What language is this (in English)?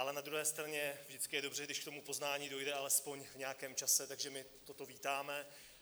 Czech